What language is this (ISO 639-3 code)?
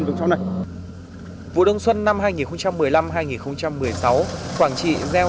vie